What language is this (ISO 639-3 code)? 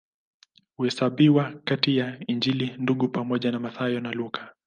swa